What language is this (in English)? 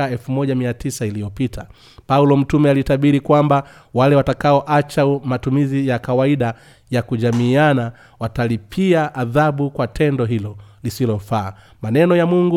Swahili